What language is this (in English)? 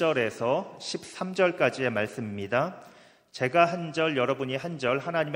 Korean